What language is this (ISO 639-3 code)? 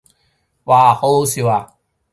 yue